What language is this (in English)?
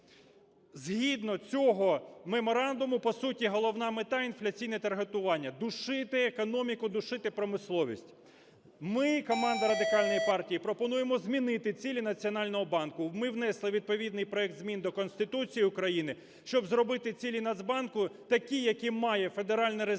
Ukrainian